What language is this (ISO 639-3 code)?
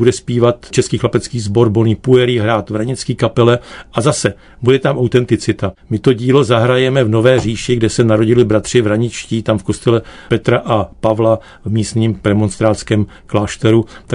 ces